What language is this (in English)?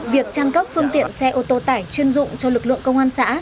Vietnamese